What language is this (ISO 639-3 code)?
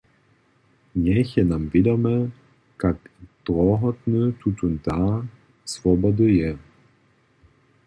hsb